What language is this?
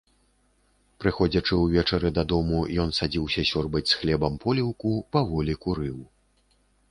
Belarusian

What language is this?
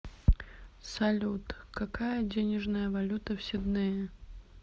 Russian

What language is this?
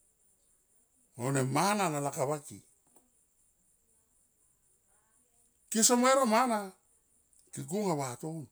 Tomoip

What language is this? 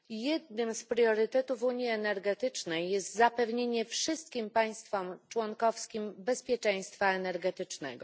Polish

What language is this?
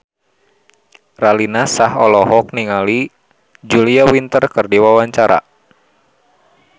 Sundanese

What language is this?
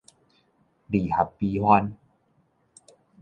Min Nan Chinese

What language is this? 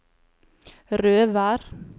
Norwegian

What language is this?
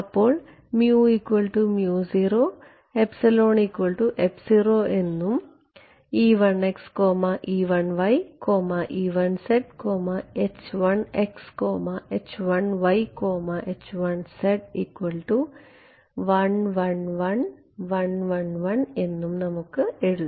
Malayalam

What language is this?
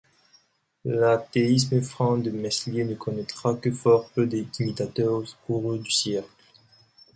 French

